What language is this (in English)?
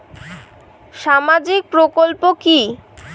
Bangla